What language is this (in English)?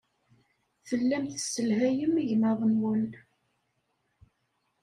Kabyle